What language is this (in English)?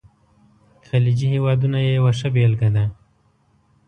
Pashto